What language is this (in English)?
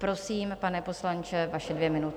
Czech